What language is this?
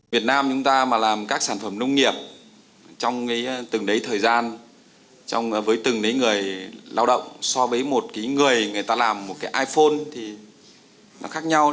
Vietnamese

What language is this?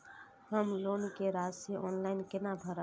Maithili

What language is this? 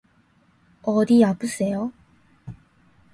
Korean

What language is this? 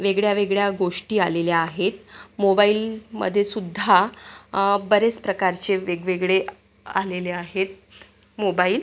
Marathi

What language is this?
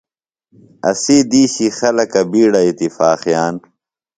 Phalura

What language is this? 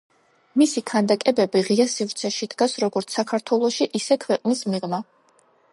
Georgian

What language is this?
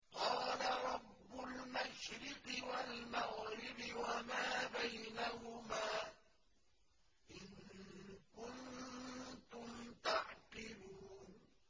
Arabic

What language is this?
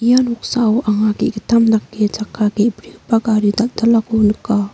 Garo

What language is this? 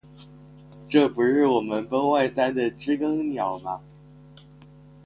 Chinese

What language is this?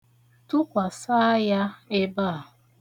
Igbo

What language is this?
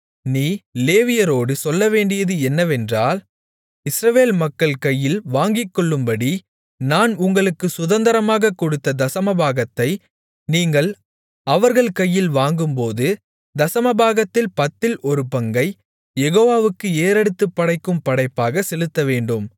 Tamil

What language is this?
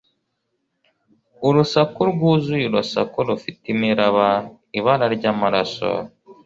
Kinyarwanda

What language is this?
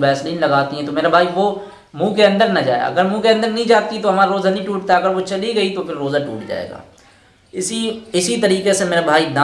Hindi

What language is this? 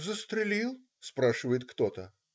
Russian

